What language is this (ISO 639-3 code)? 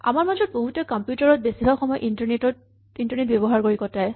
asm